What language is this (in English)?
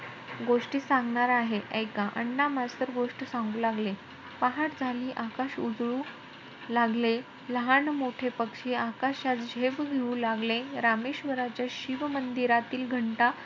Marathi